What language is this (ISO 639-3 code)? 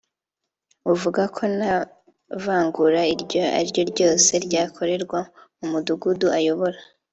kin